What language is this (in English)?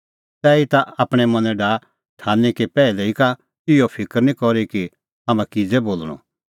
Kullu Pahari